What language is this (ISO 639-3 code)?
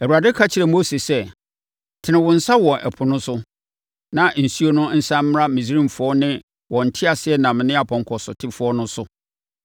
aka